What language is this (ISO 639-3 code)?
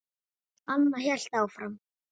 isl